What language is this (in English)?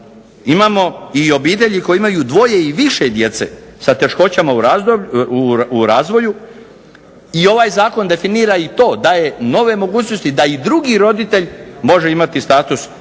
Croatian